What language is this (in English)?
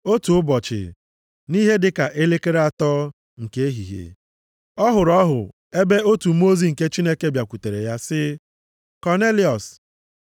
Igbo